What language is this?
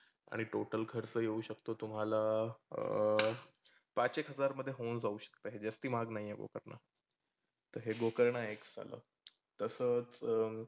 Marathi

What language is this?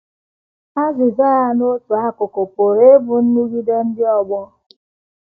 Igbo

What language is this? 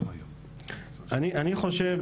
Hebrew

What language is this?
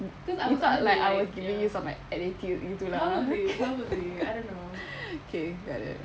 English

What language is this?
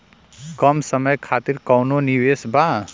Bhojpuri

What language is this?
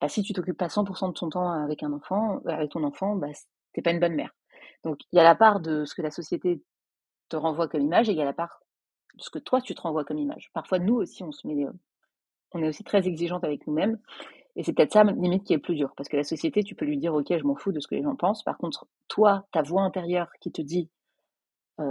French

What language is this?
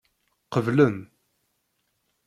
Kabyle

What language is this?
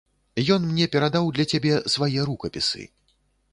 Belarusian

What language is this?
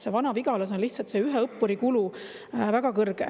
Estonian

